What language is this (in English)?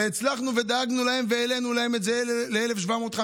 Hebrew